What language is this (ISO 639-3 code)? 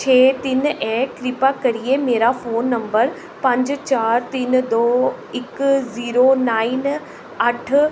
doi